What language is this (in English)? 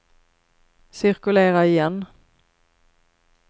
Swedish